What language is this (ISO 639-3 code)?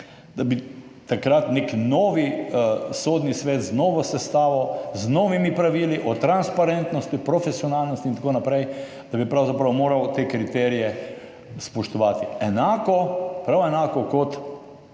slv